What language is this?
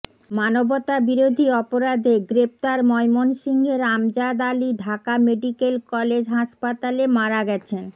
Bangla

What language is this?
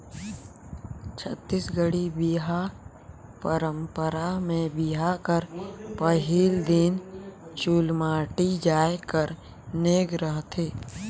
Chhattisgarhi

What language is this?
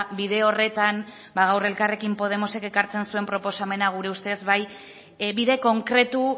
Basque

